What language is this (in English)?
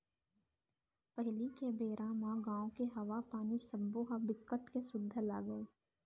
Chhattisgarhi